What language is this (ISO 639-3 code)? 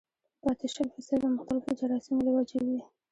pus